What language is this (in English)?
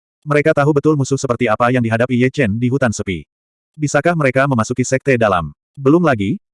Indonesian